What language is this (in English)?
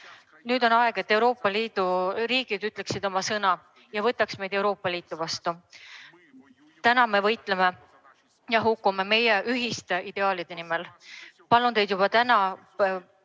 Estonian